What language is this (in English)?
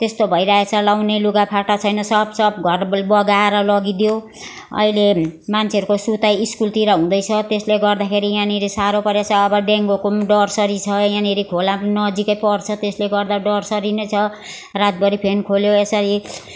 Nepali